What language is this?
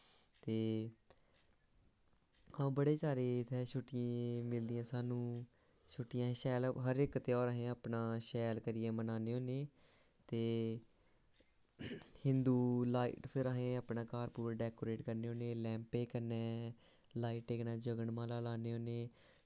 Dogri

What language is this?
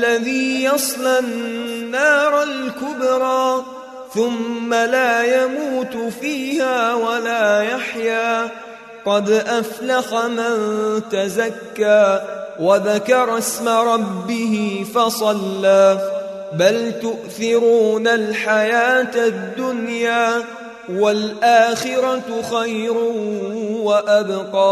Arabic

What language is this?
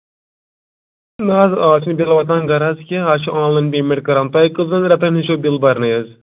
Kashmiri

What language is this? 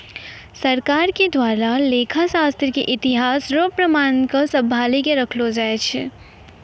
Maithili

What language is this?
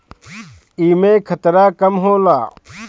Bhojpuri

